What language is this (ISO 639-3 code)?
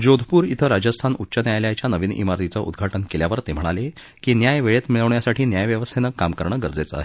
mar